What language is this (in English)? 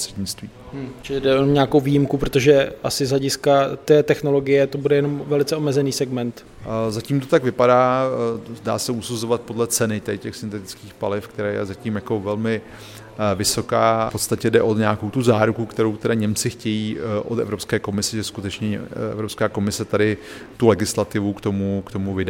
Czech